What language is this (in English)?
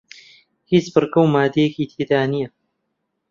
Central Kurdish